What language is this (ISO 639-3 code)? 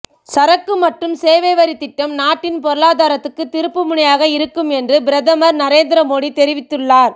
tam